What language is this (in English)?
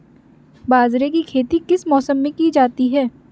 Hindi